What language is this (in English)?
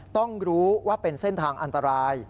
Thai